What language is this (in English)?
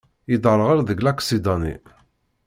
Kabyle